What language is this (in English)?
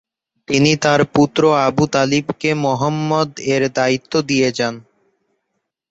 Bangla